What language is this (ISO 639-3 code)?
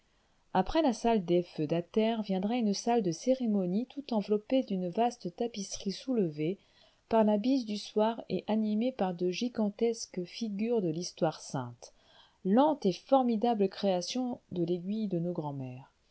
fra